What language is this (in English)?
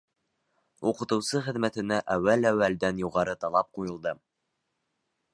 Bashkir